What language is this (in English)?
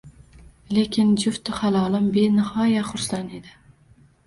Uzbek